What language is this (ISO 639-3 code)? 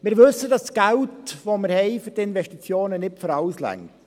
gsw